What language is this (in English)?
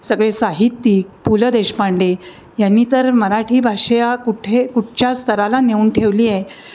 Marathi